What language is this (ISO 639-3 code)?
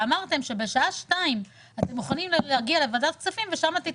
heb